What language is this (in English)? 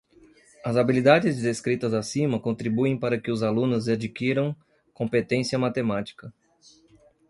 Portuguese